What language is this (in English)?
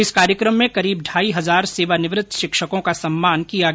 Hindi